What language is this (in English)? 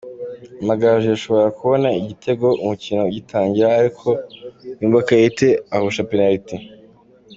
Kinyarwanda